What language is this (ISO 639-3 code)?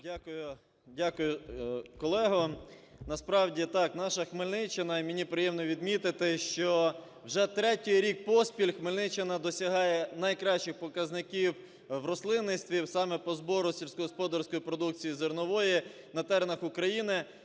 ukr